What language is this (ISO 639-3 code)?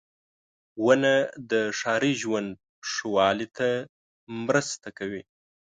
pus